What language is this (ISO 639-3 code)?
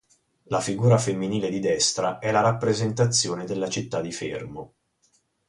ita